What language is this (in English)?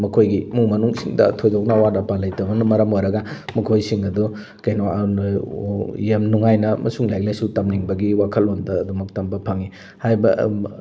Manipuri